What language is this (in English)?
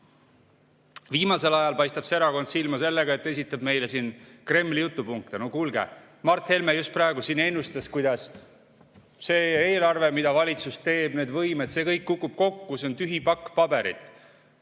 Estonian